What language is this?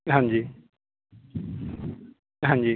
Punjabi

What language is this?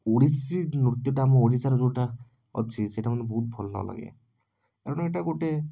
Odia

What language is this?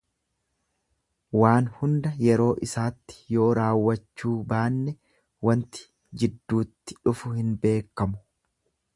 Oromo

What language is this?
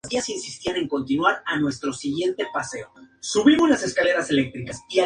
Spanish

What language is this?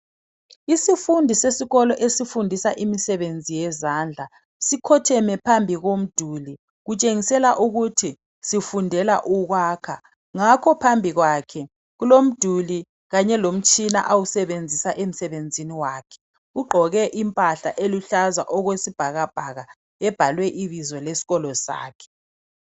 North Ndebele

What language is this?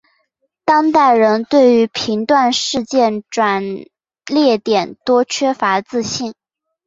Chinese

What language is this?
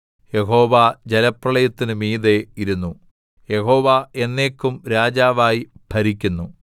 Malayalam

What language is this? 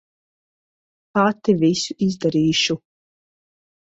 Latvian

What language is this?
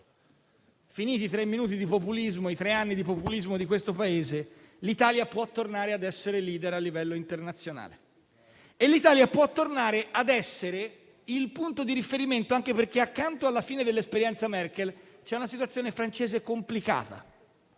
Italian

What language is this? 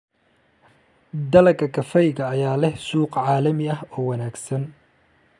Somali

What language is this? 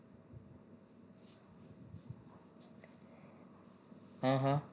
Gujarati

